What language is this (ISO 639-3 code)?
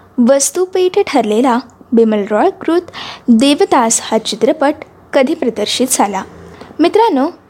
mar